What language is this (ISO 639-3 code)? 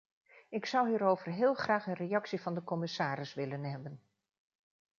nld